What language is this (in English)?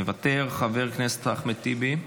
Hebrew